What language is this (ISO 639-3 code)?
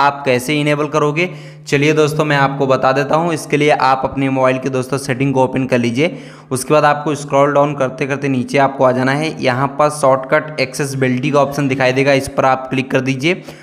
hin